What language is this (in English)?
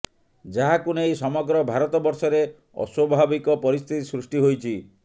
Odia